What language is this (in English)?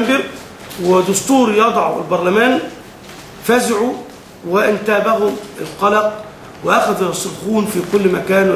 Arabic